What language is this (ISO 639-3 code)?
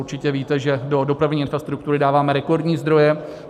ces